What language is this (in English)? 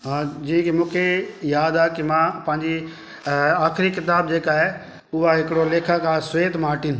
Sindhi